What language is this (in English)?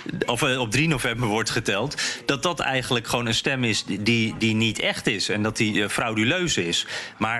Dutch